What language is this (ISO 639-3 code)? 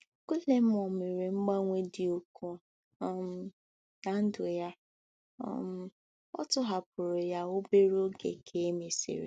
ibo